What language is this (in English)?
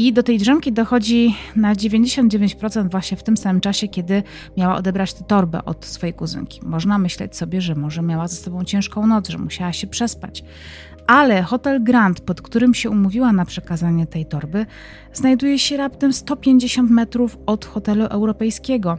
Polish